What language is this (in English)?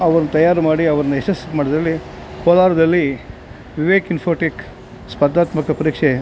Kannada